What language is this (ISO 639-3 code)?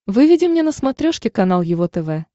rus